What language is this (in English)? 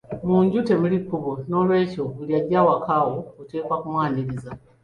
Ganda